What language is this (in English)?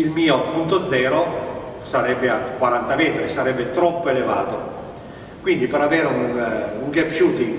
Italian